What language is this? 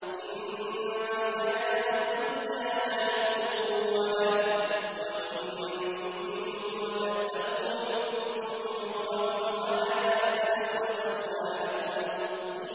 Arabic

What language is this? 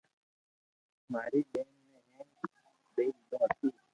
Loarki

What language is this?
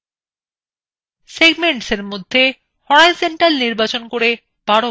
Bangla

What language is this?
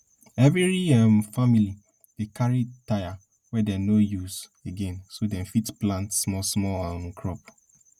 Nigerian Pidgin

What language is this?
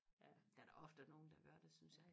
Danish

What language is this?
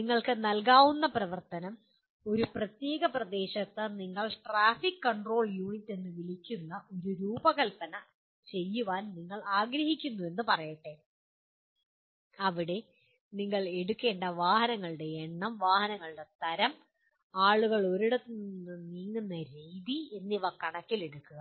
Malayalam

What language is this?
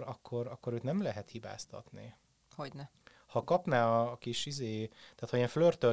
Hungarian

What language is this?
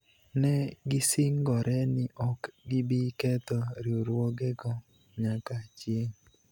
Luo (Kenya and Tanzania)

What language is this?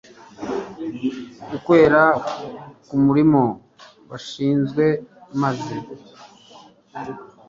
Kinyarwanda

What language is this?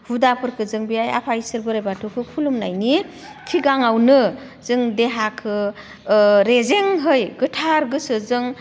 Bodo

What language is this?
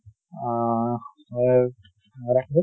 Assamese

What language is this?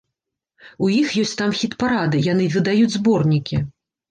Belarusian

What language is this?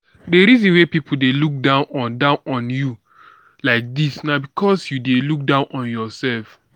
Nigerian Pidgin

